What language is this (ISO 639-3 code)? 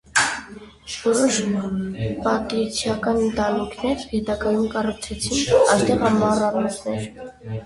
hye